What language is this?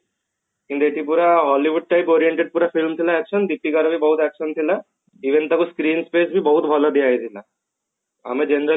Odia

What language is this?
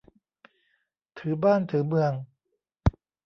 Thai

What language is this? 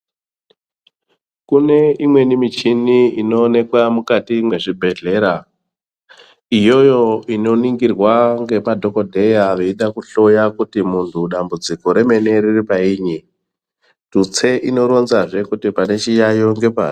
Ndau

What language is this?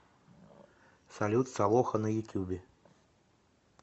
Russian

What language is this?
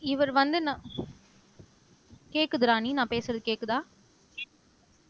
Tamil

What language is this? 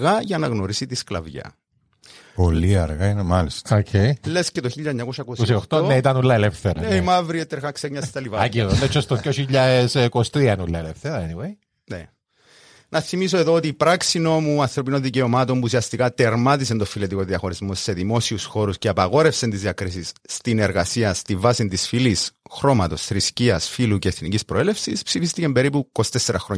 Greek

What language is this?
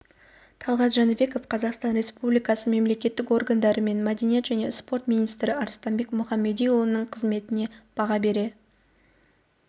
Kazakh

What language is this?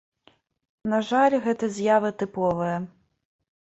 Belarusian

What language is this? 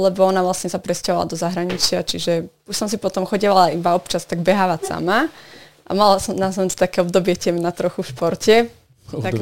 Slovak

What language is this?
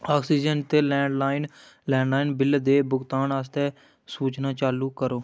Dogri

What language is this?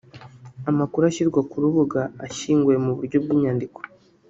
Kinyarwanda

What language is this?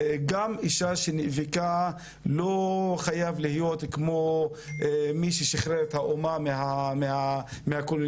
Hebrew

